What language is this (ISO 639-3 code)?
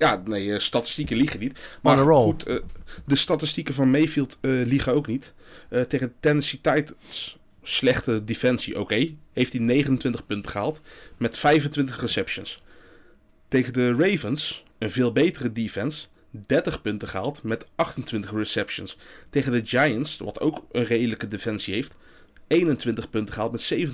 nld